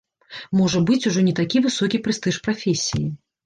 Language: Belarusian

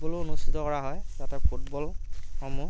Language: Assamese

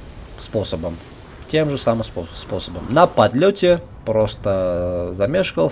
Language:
Russian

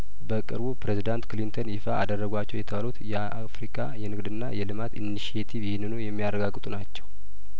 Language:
Amharic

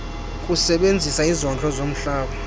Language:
Xhosa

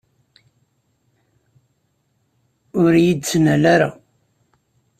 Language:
Kabyle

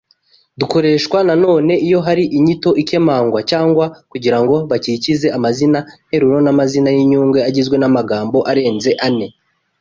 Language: Kinyarwanda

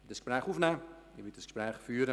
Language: Swiss German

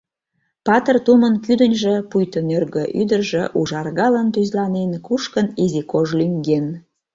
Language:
Mari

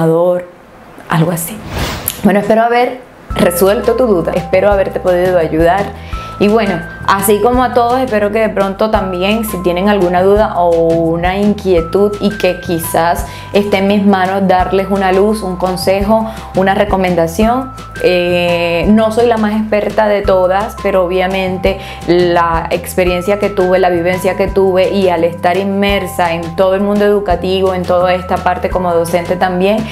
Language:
Spanish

